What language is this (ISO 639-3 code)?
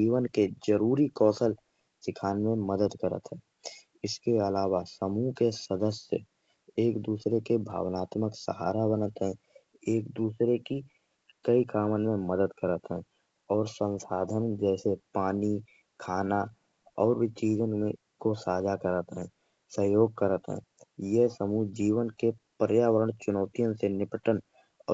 bjj